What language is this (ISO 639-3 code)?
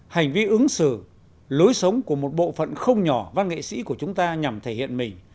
vie